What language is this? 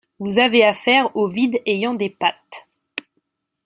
French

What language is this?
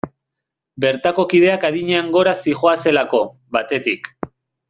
Basque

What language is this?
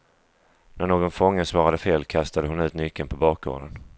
Swedish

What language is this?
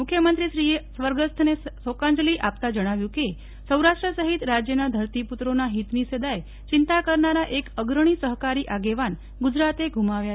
Gujarati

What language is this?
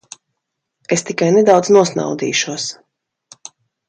Latvian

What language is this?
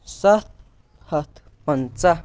Kashmiri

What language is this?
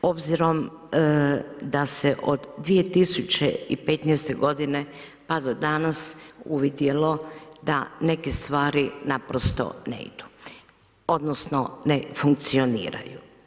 Croatian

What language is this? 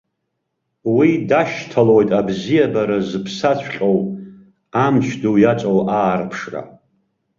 Abkhazian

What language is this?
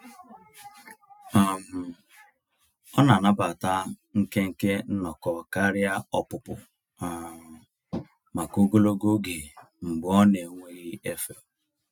Igbo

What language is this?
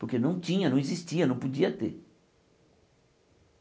Portuguese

